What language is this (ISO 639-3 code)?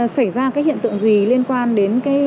vie